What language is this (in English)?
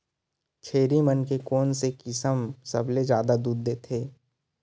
Chhattisgarhi